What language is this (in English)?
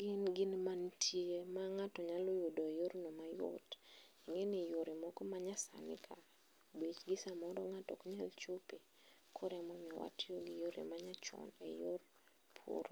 Luo (Kenya and Tanzania)